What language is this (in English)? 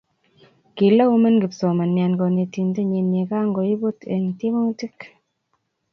Kalenjin